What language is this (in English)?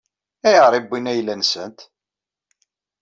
Kabyle